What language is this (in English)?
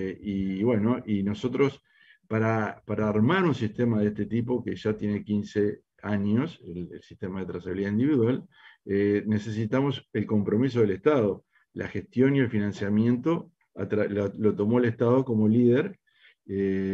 Spanish